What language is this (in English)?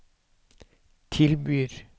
Norwegian